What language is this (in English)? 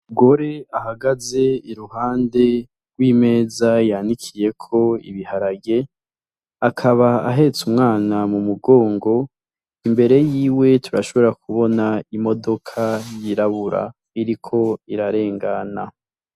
Rundi